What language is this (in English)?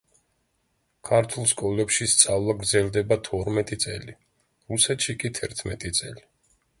Georgian